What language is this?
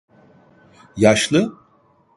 Turkish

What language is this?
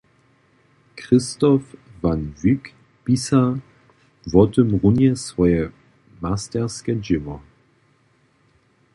Upper Sorbian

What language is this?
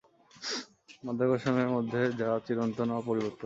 Bangla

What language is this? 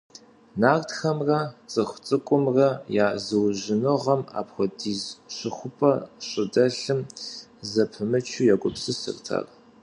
Kabardian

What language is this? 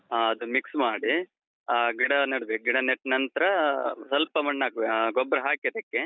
Kannada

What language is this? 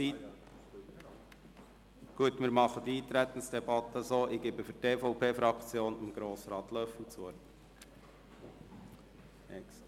Swiss German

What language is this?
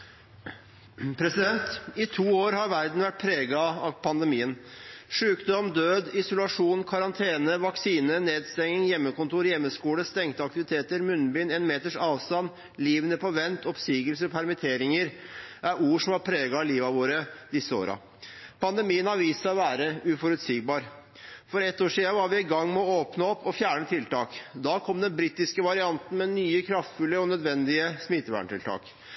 Norwegian Bokmål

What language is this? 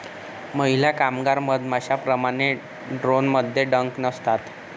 Marathi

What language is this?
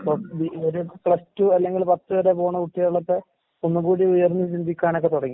Malayalam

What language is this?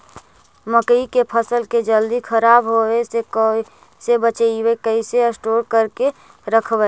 Magahi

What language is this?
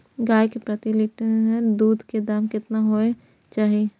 Maithili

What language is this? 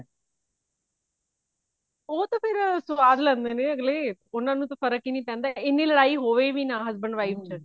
Punjabi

